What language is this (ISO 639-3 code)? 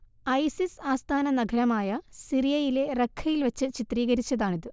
mal